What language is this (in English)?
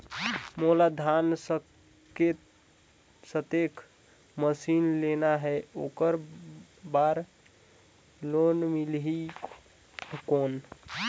Chhattisgarhi